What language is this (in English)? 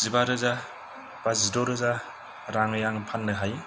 Bodo